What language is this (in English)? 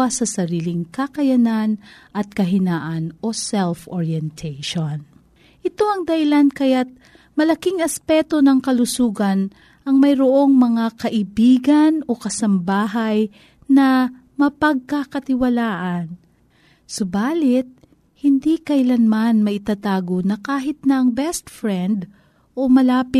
Filipino